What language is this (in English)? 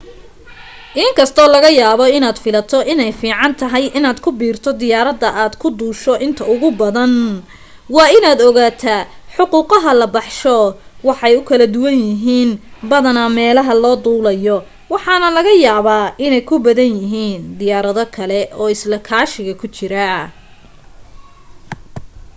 Somali